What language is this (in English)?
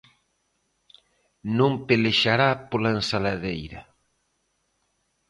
Galician